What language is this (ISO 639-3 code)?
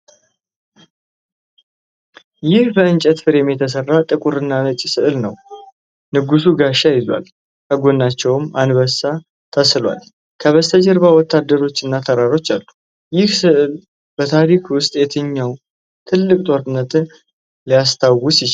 amh